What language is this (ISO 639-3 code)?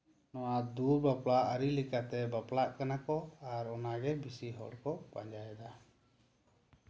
sat